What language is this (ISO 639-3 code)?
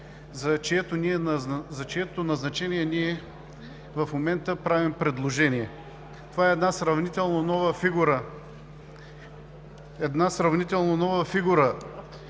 bul